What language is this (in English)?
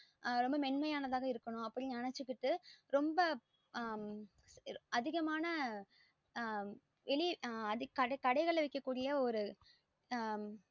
Tamil